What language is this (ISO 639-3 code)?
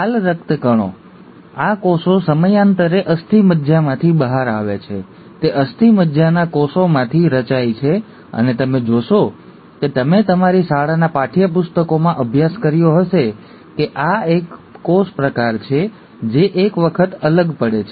guj